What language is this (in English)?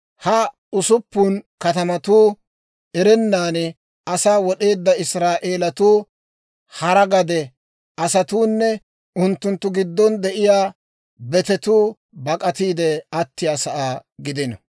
Dawro